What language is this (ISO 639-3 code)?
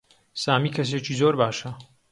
ckb